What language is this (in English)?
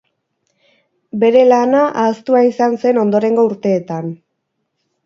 Basque